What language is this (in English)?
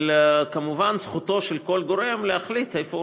Hebrew